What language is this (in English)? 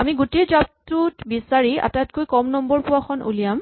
Assamese